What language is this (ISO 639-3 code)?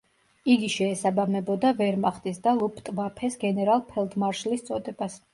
kat